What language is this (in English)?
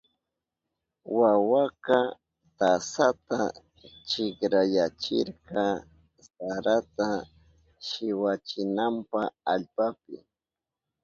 Southern Pastaza Quechua